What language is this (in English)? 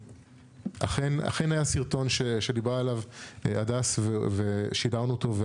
Hebrew